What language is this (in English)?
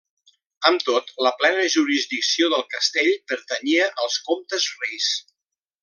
Catalan